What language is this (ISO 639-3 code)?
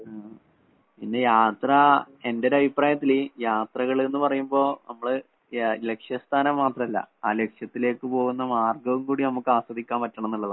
mal